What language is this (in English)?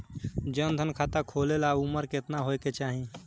Bhojpuri